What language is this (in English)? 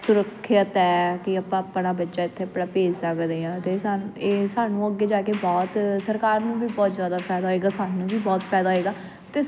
Punjabi